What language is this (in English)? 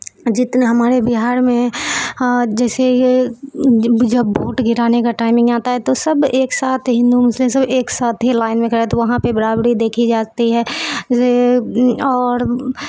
Urdu